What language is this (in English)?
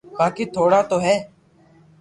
Loarki